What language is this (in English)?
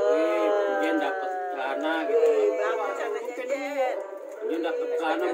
Indonesian